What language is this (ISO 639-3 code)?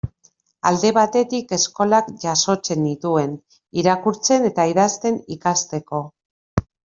eus